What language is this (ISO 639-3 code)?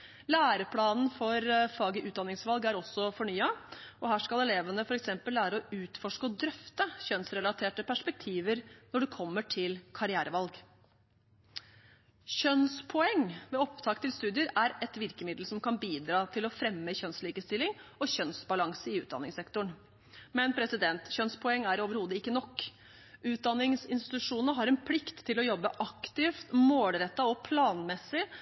nob